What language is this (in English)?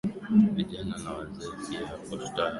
Swahili